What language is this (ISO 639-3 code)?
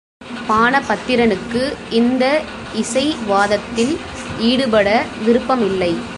tam